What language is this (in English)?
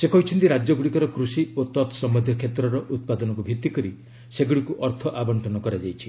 Odia